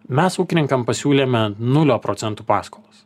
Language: Lithuanian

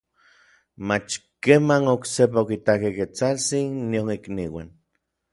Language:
Orizaba Nahuatl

